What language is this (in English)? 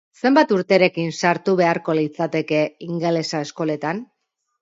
Basque